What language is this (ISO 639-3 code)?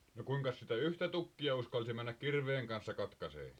fin